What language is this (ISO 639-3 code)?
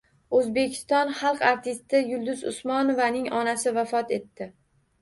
uzb